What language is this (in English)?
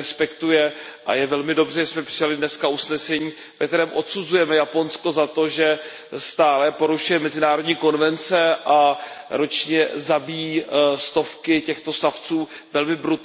Czech